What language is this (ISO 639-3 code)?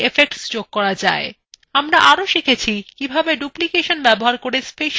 ben